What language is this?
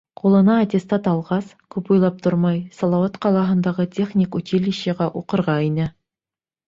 Bashkir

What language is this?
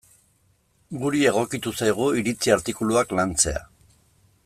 Basque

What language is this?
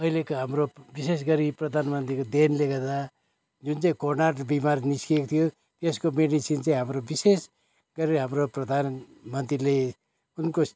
Nepali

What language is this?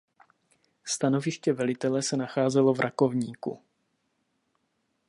Czech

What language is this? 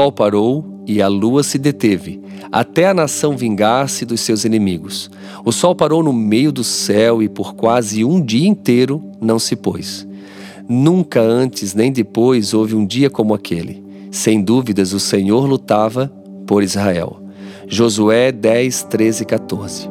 Portuguese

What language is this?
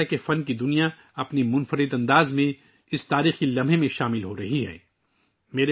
Urdu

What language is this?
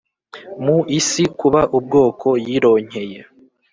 Kinyarwanda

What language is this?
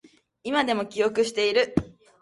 Japanese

